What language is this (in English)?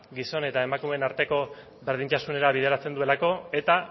Basque